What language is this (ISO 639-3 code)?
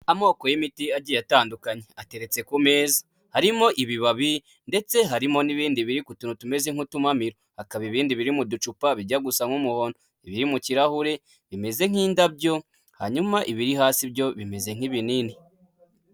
kin